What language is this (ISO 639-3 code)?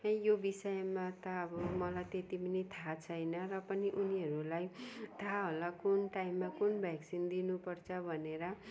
nep